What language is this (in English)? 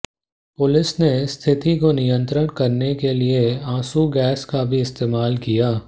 Hindi